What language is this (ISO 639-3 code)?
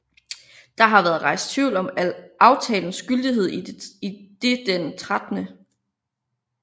dan